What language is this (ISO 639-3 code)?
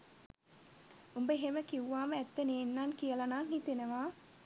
sin